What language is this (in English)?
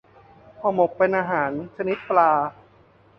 Thai